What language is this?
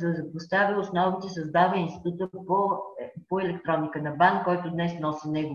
Bulgarian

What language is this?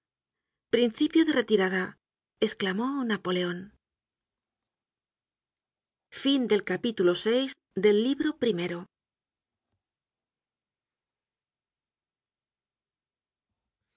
Spanish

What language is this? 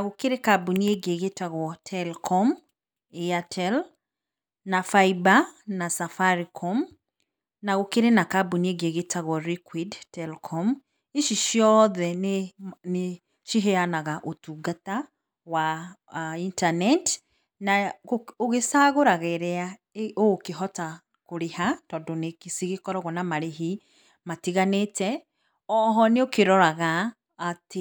Kikuyu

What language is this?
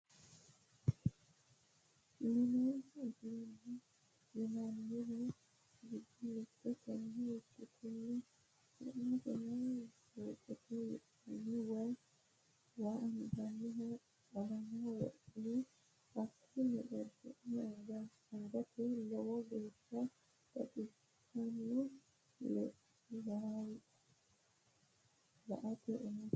Sidamo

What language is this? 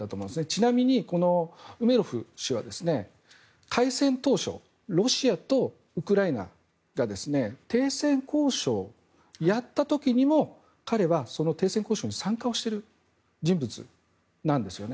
Japanese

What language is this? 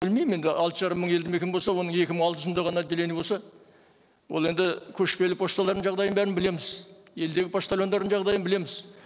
Kazakh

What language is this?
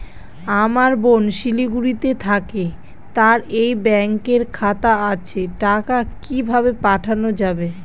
Bangla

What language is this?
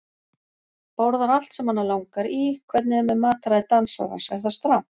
Icelandic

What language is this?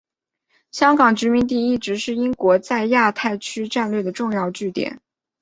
Chinese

